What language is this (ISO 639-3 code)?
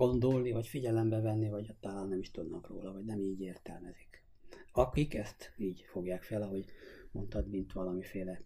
hun